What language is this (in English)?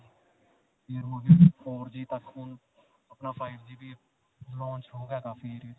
Punjabi